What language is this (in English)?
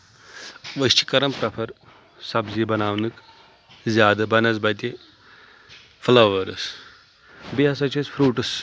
Kashmiri